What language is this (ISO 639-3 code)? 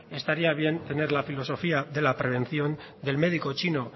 spa